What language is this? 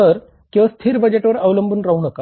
Marathi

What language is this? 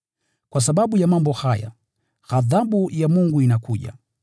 Swahili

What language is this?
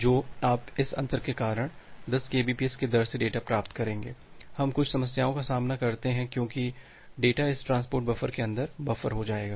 Hindi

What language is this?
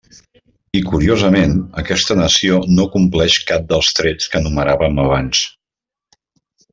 Catalan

